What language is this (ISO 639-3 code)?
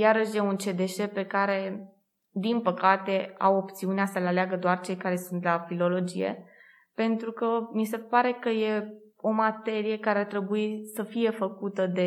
ron